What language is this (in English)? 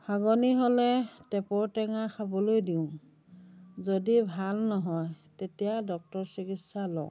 Assamese